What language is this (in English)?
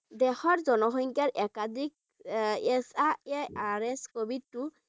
Bangla